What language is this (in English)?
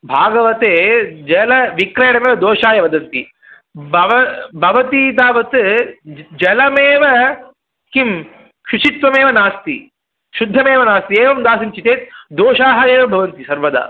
Sanskrit